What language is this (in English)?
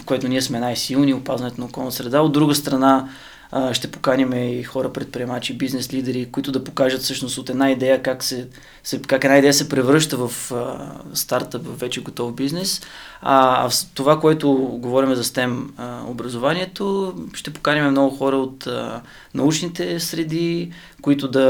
Bulgarian